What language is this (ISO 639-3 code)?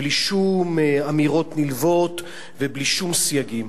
heb